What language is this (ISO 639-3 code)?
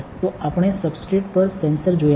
guj